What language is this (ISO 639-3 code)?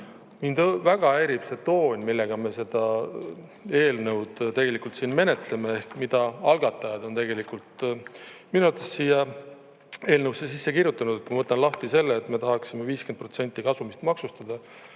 est